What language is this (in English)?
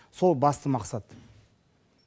Kazakh